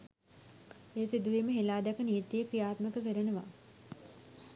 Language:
Sinhala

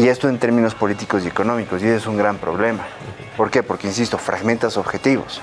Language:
Spanish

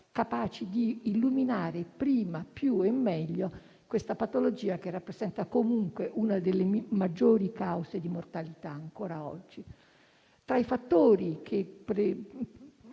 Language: Italian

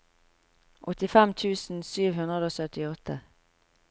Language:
Norwegian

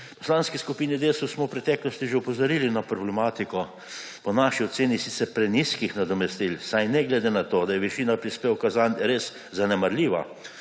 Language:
Slovenian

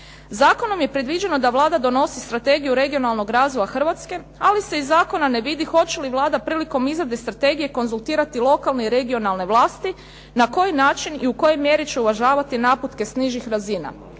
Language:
Croatian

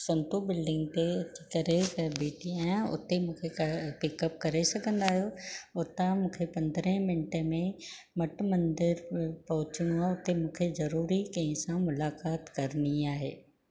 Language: Sindhi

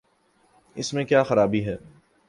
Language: Urdu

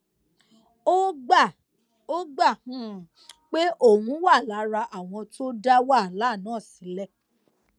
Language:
Yoruba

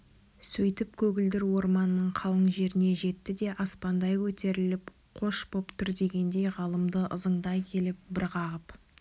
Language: Kazakh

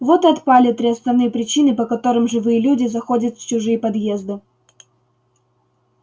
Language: Russian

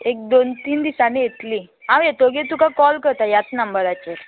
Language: Konkani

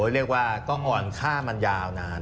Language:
Thai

